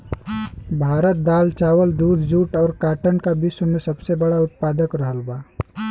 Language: Bhojpuri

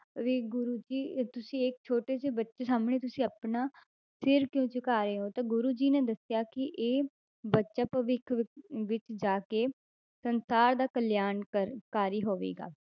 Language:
Punjabi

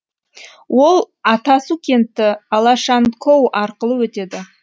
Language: Kazakh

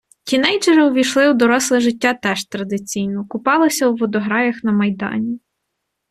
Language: Ukrainian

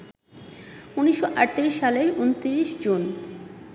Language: Bangla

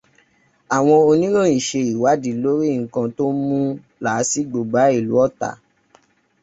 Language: Yoruba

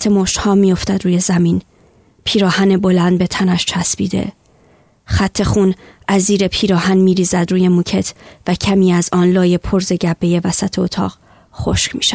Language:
Persian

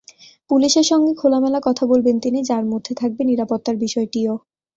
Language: Bangla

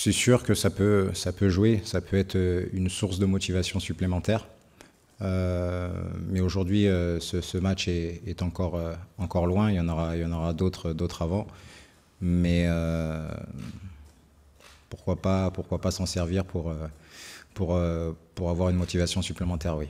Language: French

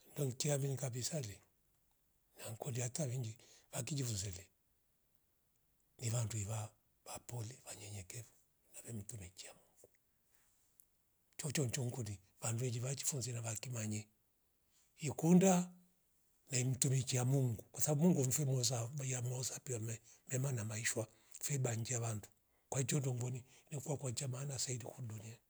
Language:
Rombo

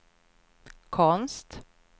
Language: Swedish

